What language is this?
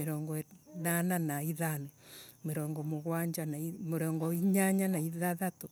Embu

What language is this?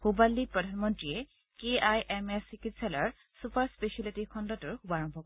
Assamese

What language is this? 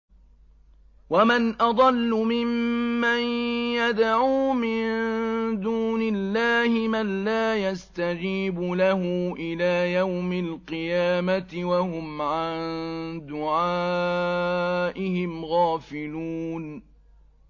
Arabic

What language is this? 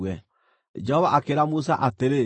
Kikuyu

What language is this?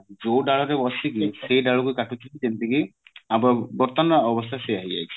Odia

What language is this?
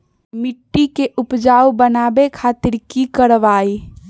Magahi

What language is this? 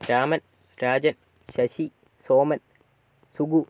Malayalam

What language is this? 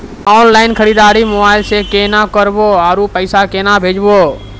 Maithili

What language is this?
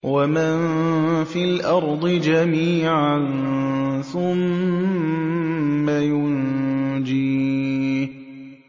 Arabic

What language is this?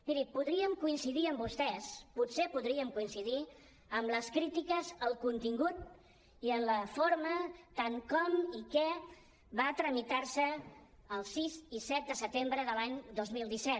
Catalan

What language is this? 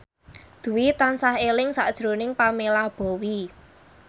Javanese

